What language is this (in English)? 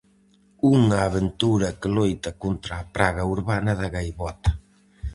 Galician